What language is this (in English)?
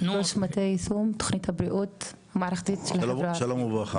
Hebrew